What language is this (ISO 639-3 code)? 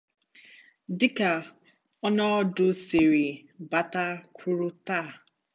ibo